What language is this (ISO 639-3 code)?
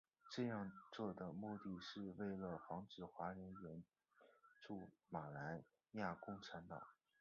zho